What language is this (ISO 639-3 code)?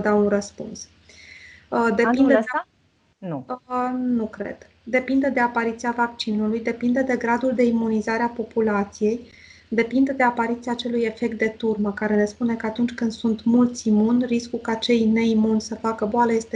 ron